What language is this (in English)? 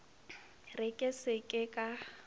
Northern Sotho